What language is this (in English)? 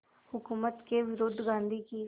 Hindi